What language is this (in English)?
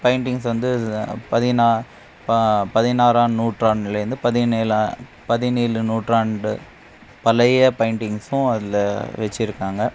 Tamil